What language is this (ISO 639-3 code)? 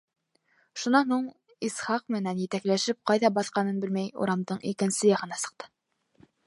bak